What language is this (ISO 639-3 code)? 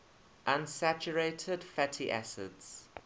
eng